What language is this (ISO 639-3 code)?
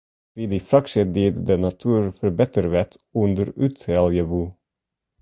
fry